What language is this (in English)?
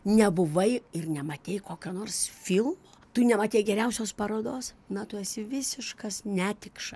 Lithuanian